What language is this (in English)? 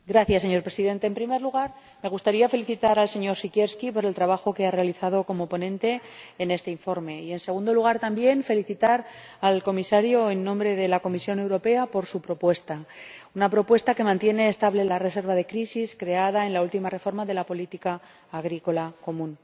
Spanish